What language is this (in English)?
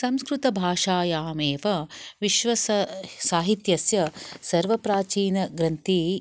Sanskrit